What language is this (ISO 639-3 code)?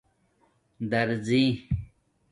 dmk